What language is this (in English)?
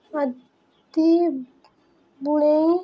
Odia